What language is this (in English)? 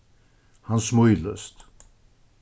Faroese